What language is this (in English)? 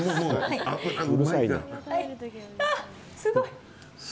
Japanese